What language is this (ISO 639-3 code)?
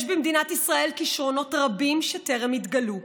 heb